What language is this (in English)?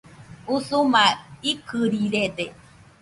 Nüpode Huitoto